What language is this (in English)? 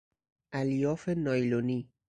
Persian